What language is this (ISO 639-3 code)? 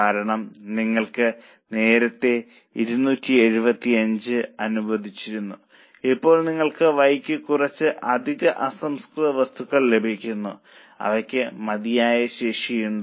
mal